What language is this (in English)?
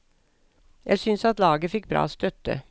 Norwegian